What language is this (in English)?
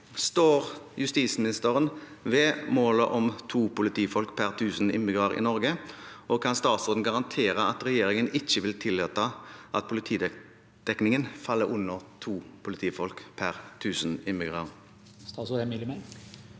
Norwegian